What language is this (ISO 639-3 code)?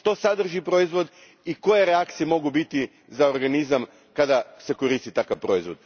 hrv